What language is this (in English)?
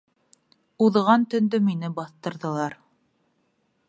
Bashkir